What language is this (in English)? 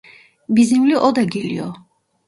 Turkish